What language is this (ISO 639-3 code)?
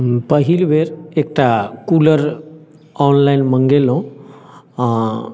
mai